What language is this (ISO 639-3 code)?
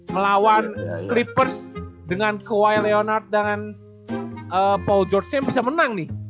ind